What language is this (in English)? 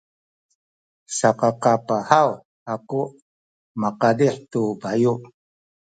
Sakizaya